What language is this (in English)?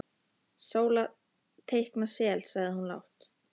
Icelandic